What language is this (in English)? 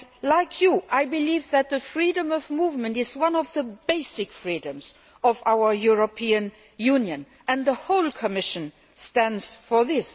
English